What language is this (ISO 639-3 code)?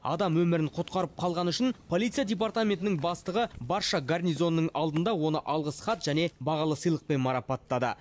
kaz